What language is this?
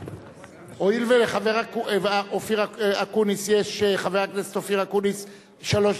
Hebrew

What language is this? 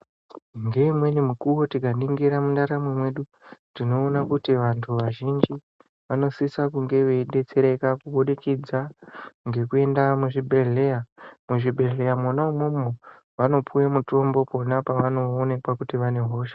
Ndau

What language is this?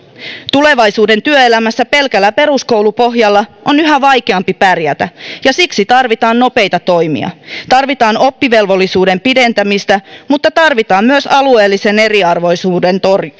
Finnish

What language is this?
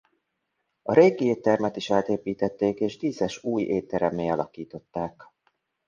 Hungarian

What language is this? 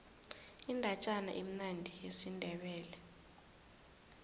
South Ndebele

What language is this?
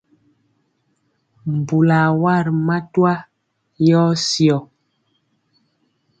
Mpiemo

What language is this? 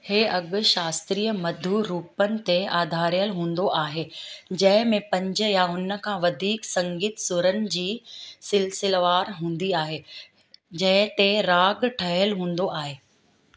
Sindhi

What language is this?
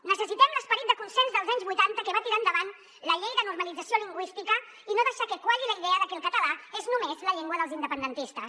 Catalan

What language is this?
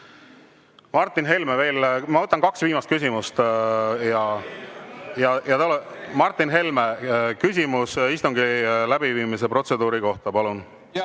Estonian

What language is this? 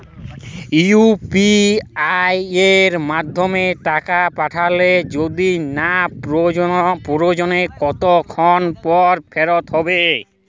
Bangla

